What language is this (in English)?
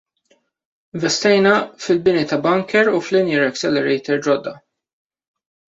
Maltese